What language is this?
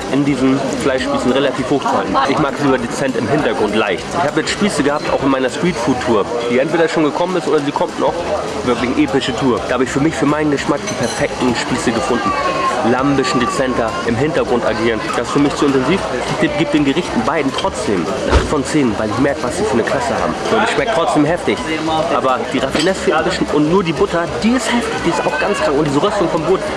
German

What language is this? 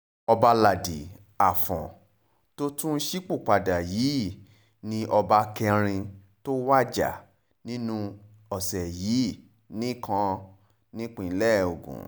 Yoruba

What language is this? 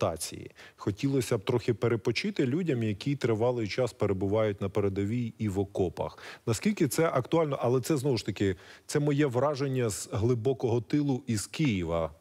Ukrainian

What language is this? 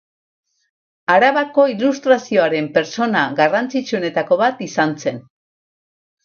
Basque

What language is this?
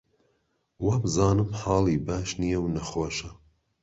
Central Kurdish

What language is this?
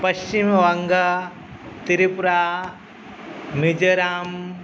Sanskrit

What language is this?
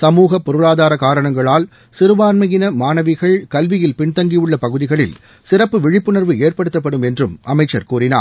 Tamil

